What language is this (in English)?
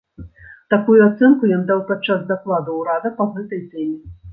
Belarusian